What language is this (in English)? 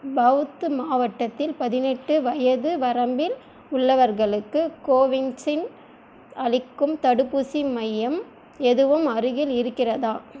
Tamil